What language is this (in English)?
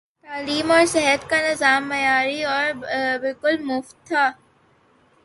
Urdu